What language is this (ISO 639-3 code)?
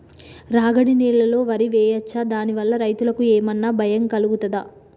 tel